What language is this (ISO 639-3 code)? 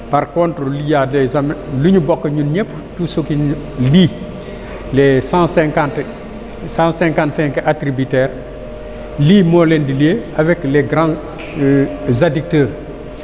wol